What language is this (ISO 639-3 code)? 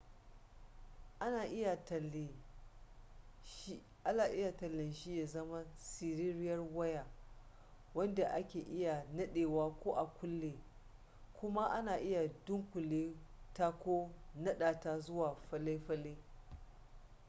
hau